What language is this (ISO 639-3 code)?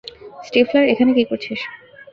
ben